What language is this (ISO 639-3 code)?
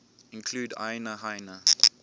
eng